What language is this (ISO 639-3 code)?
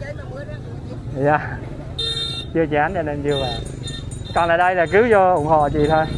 vie